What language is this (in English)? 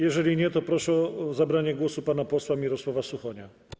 Polish